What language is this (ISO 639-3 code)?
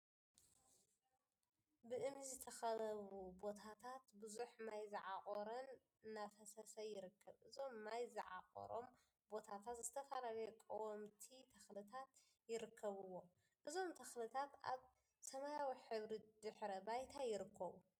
tir